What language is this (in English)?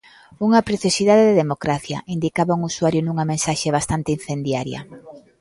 Galician